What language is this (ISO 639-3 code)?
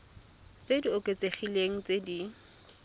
tsn